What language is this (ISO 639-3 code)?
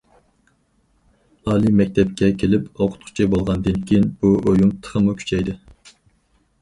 uig